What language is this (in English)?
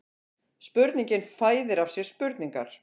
Icelandic